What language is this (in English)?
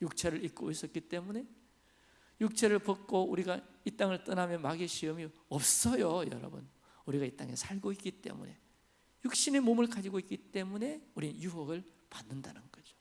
Korean